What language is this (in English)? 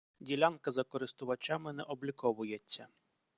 Ukrainian